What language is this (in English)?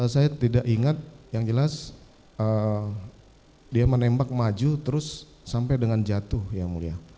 Indonesian